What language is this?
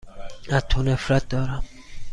Persian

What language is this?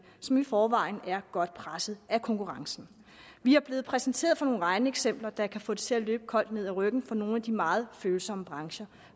Danish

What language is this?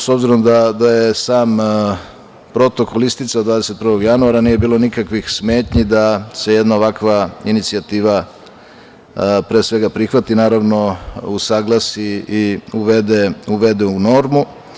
Serbian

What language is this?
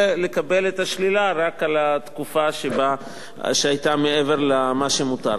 Hebrew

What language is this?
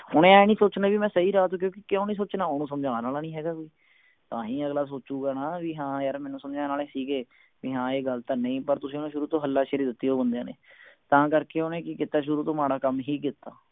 Punjabi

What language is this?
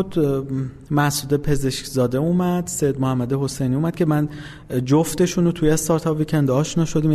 Persian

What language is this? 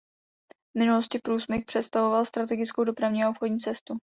Czech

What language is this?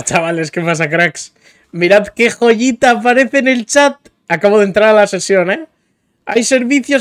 Spanish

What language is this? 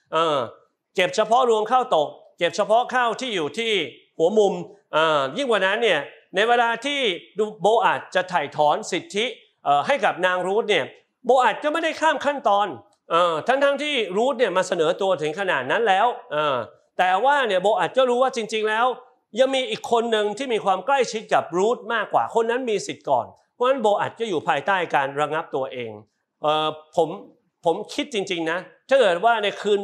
Thai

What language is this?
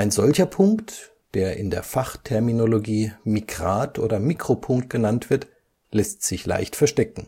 German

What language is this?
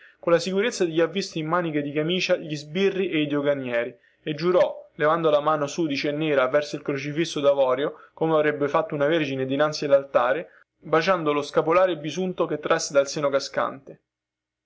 Italian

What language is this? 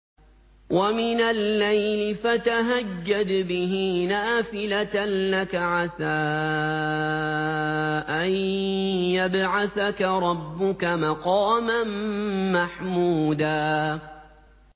Arabic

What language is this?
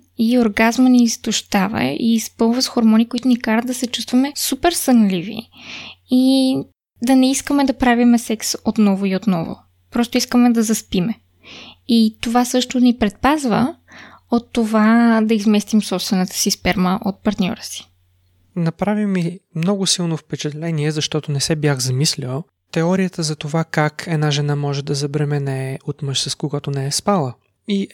Bulgarian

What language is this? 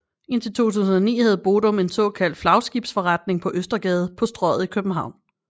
Danish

